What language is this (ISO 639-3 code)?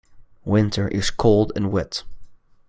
eng